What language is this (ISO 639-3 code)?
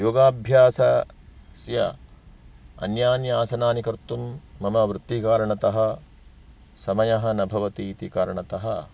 san